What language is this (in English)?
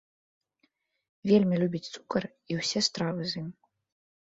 Belarusian